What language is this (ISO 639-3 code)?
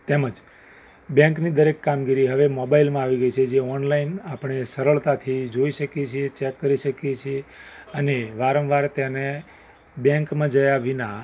guj